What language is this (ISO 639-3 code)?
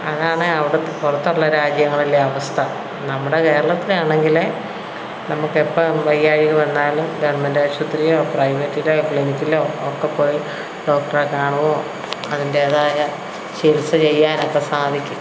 mal